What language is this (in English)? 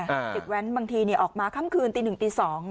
Thai